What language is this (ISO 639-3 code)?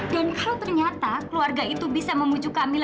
ind